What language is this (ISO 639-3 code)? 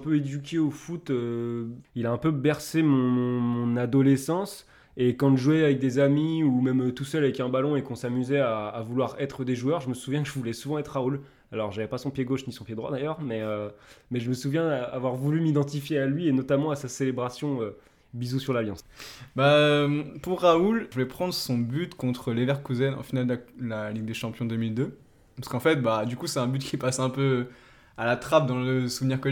fra